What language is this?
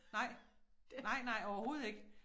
Danish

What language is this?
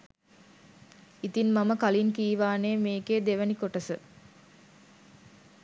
Sinhala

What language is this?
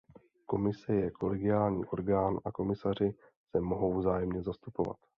Czech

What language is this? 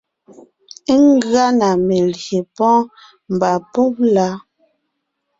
Ngiemboon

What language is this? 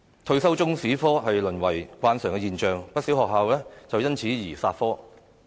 Cantonese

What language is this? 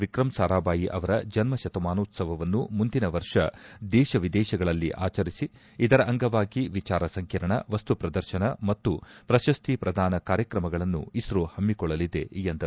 Kannada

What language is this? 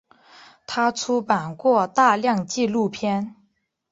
Chinese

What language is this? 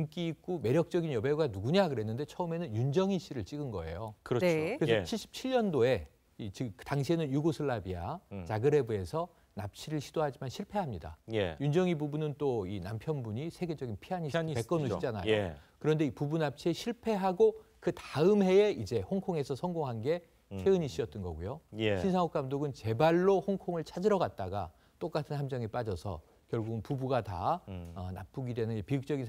Korean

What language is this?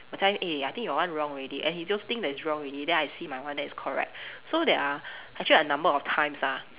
English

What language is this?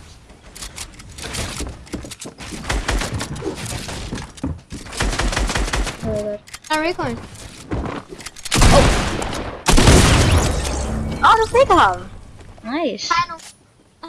Danish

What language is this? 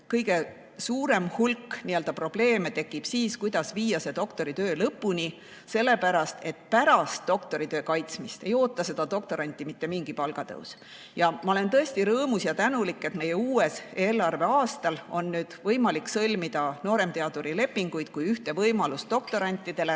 Estonian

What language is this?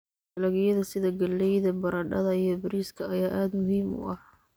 Somali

